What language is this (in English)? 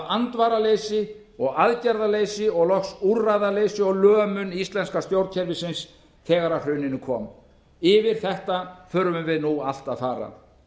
Icelandic